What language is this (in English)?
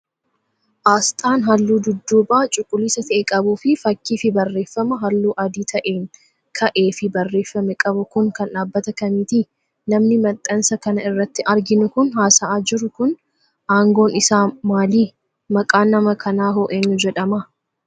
Oromo